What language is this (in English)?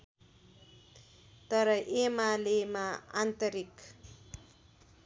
Nepali